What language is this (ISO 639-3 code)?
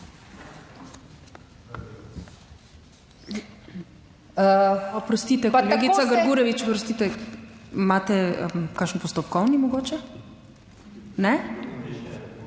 slv